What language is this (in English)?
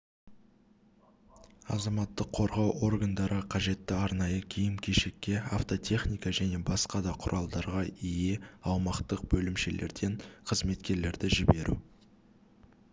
Kazakh